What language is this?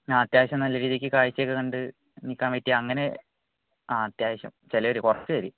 Malayalam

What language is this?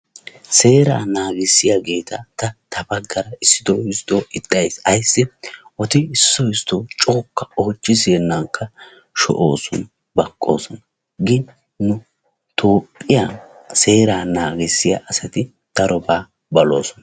Wolaytta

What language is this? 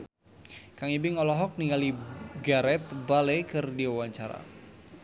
Sundanese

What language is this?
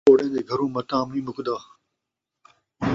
Saraiki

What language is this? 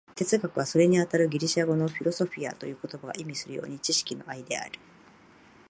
Japanese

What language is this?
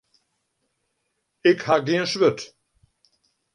Western Frisian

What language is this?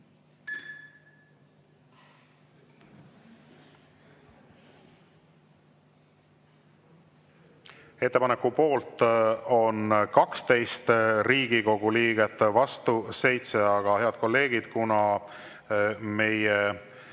Estonian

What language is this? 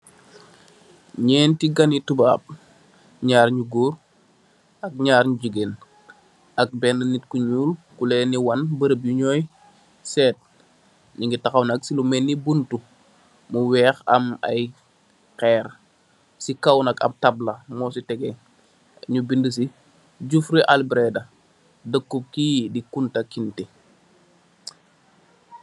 Wolof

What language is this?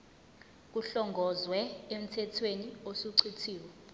Zulu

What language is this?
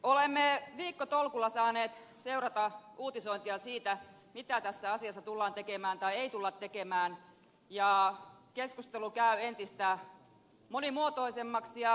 Finnish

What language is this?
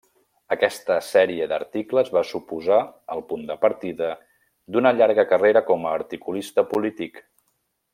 Catalan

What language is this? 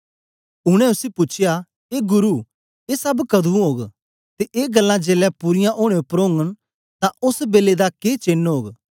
Dogri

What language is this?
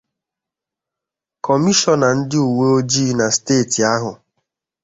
Igbo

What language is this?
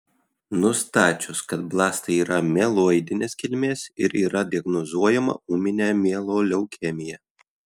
Lithuanian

